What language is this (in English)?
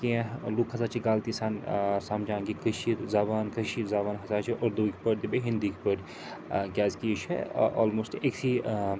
Kashmiri